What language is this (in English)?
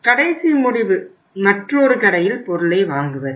Tamil